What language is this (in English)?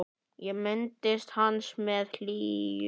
Icelandic